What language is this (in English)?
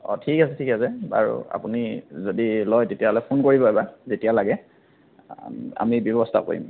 Assamese